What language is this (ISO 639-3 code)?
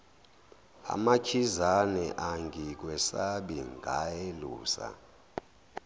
zul